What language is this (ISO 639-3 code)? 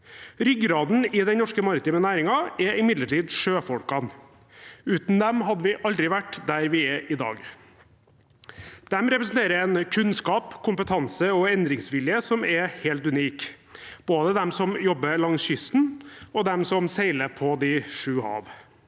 nor